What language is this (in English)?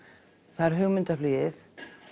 Icelandic